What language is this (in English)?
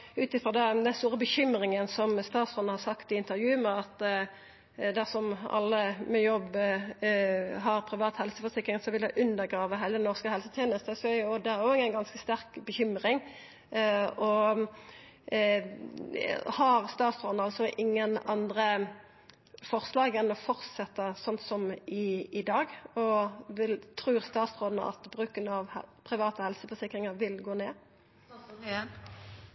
Norwegian Nynorsk